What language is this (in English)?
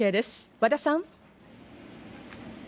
Japanese